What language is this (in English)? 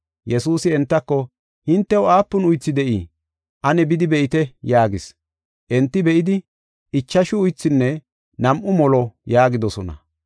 Gofa